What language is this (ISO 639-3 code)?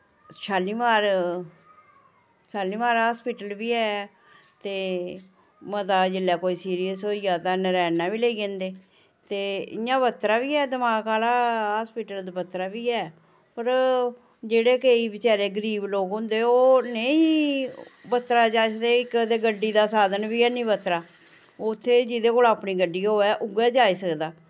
doi